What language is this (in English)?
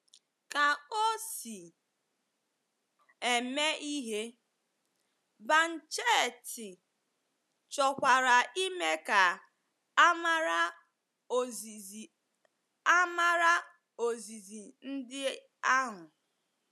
Igbo